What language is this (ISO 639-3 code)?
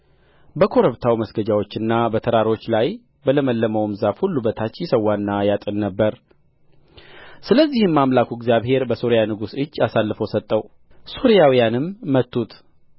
amh